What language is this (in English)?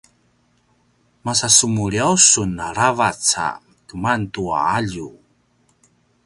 Paiwan